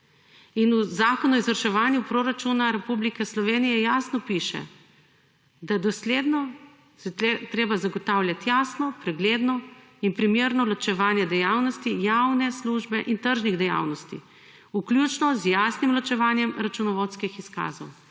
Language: Slovenian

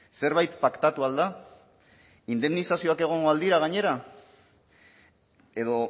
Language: Basque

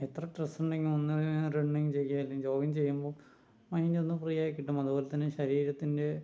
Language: Malayalam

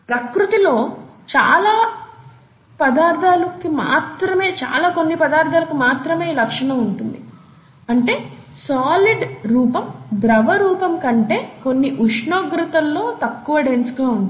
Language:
Telugu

